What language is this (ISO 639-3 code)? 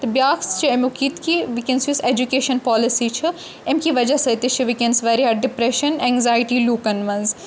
kas